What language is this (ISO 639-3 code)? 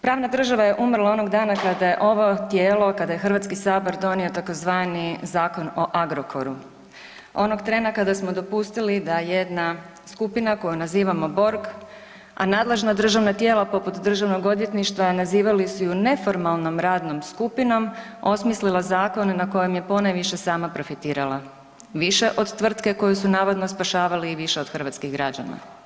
hrv